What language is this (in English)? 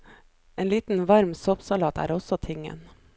Norwegian